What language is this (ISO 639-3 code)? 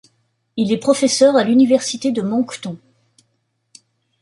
fra